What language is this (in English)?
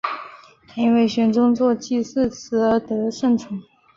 Chinese